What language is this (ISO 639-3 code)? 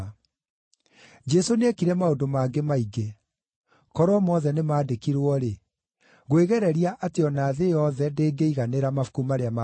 kik